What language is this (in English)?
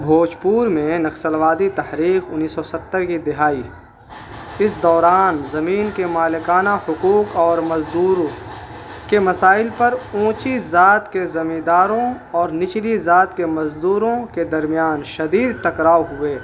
Urdu